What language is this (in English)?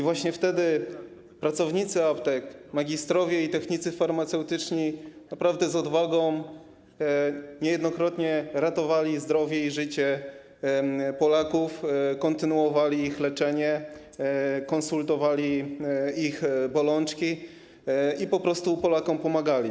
Polish